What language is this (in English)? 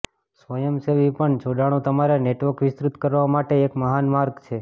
Gujarati